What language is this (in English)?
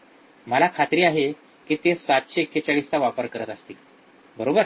Marathi